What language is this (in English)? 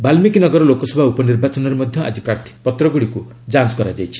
Odia